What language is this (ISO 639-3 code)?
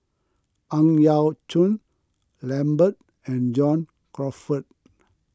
eng